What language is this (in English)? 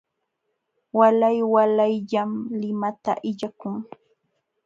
Jauja Wanca Quechua